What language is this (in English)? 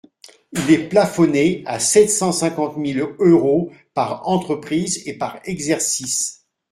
French